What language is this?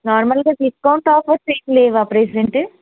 Telugu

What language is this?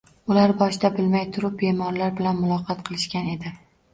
Uzbek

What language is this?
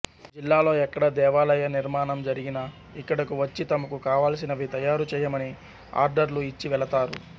Telugu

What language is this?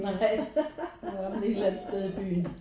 Danish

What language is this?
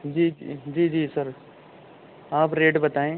Urdu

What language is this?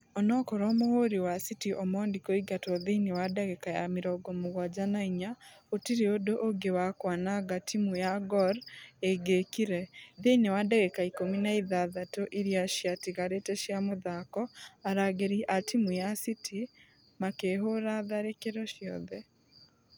Kikuyu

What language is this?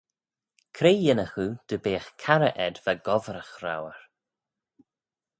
Manx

